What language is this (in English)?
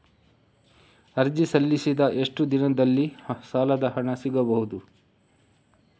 Kannada